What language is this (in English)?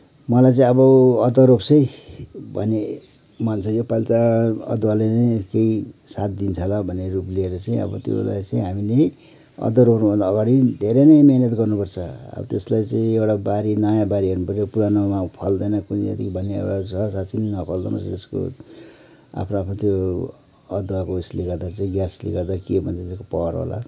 Nepali